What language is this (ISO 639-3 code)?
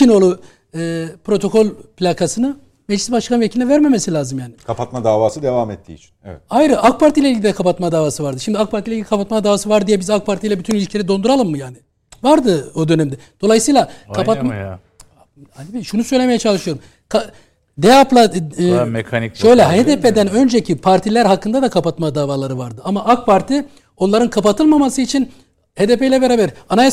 tur